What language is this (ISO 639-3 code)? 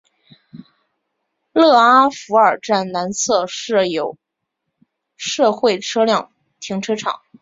zho